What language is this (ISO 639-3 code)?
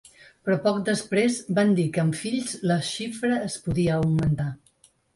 cat